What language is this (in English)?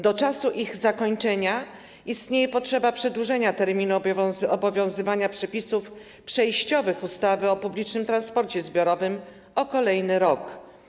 Polish